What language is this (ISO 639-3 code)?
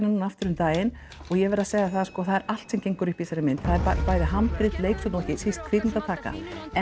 isl